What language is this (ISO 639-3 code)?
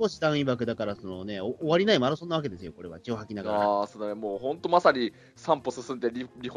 jpn